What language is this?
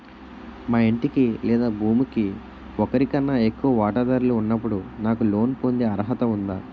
Telugu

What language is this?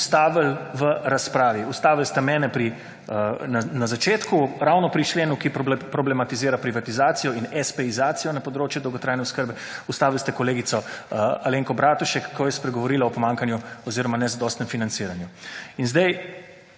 Slovenian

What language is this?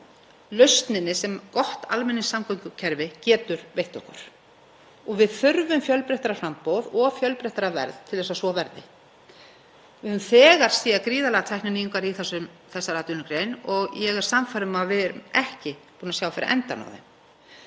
Icelandic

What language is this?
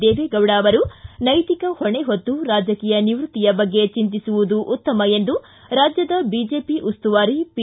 Kannada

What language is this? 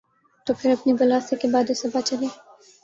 Urdu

